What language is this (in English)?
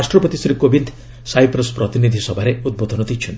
Odia